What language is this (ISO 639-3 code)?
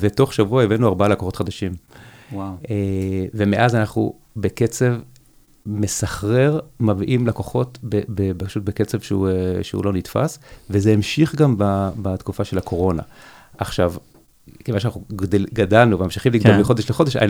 heb